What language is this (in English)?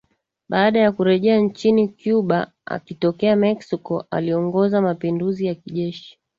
Swahili